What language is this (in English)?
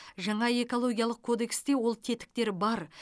Kazakh